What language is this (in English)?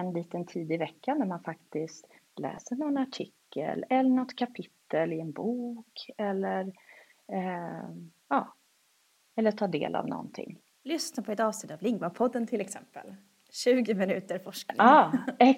Swedish